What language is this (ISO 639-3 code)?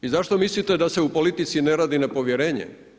hrv